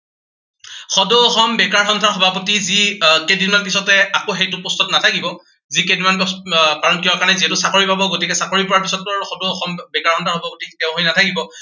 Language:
Assamese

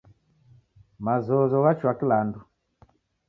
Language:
Taita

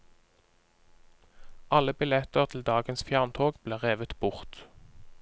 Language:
Norwegian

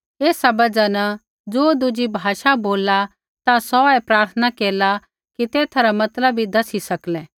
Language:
Kullu Pahari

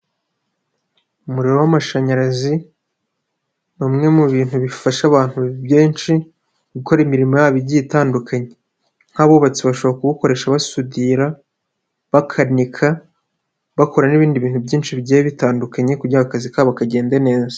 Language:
Kinyarwanda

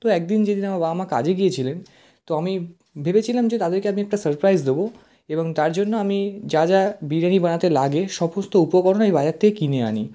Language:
Bangla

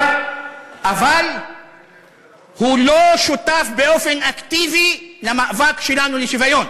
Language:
Hebrew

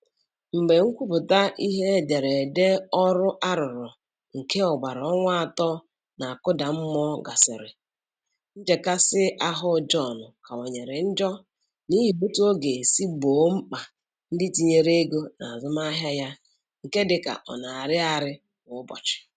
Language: Igbo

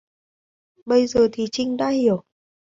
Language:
Vietnamese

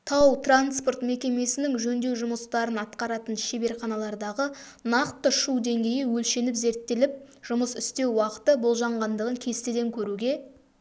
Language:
Kazakh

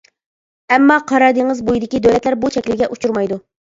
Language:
Uyghur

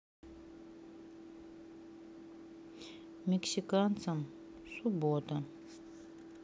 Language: Russian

